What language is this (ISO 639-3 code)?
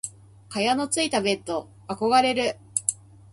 jpn